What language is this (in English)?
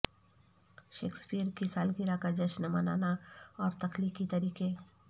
Urdu